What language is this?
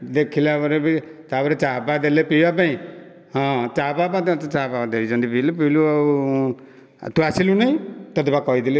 Odia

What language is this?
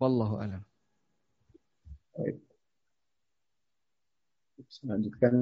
Indonesian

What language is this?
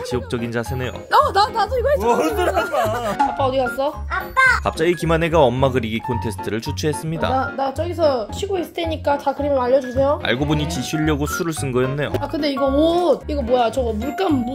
Korean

